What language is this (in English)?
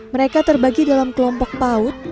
Indonesian